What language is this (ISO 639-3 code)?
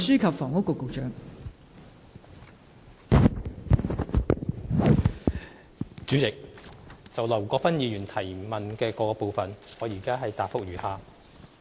yue